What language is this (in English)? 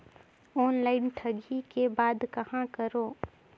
Chhattisgarhi